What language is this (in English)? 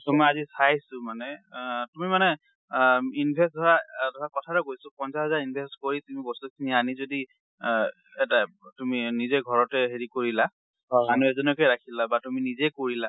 Assamese